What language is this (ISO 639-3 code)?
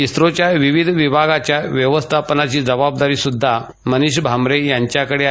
mar